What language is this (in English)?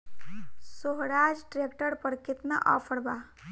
Bhojpuri